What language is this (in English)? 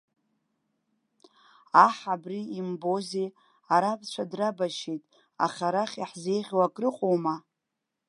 Abkhazian